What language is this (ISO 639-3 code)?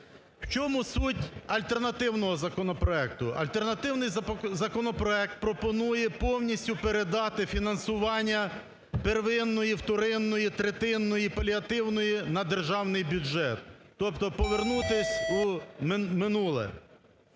ukr